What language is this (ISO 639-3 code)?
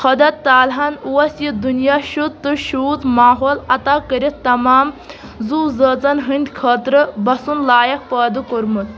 kas